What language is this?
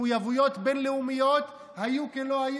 Hebrew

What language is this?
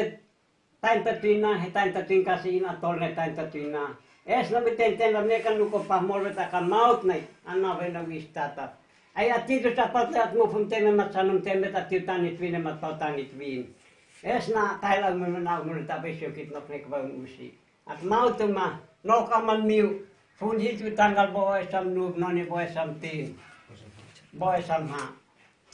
Indonesian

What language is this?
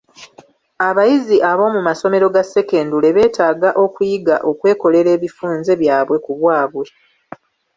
Ganda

